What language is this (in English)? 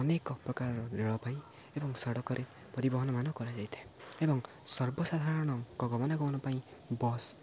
Odia